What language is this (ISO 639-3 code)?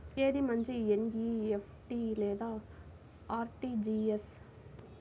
tel